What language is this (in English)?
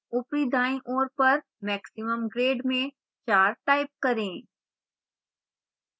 Hindi